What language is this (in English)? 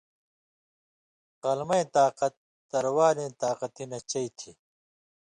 Indus Kohistani